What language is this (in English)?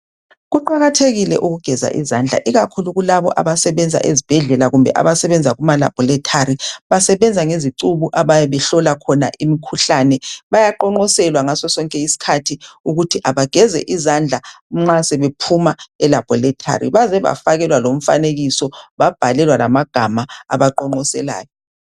North Ndebele